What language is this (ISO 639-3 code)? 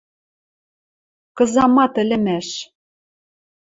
mrj